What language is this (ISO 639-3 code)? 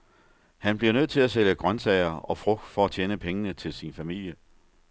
dan